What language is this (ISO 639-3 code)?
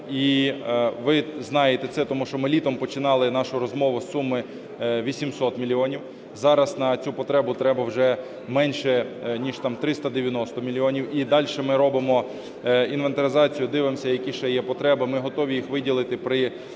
ukr